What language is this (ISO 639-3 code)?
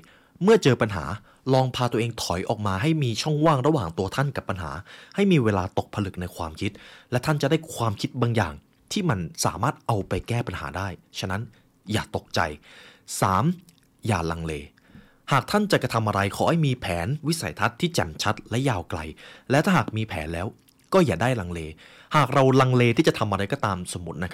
tha